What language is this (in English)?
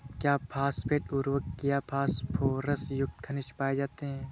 Hindi